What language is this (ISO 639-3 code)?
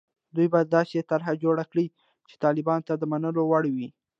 pus